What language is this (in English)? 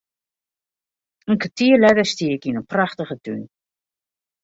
Western Frisian